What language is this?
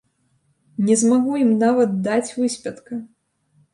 Belarusian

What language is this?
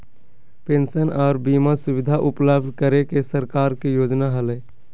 Magahi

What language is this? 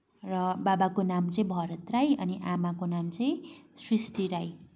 Nepali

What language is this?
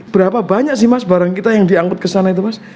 Indonesian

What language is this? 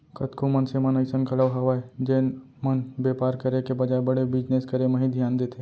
Chhattisgarhi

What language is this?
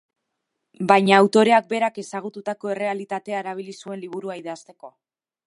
Basque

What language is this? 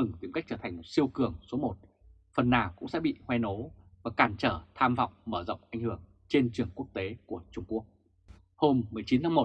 Vietnamese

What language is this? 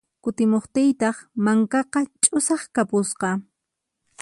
Puno Quechua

